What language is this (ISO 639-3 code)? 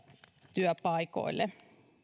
fin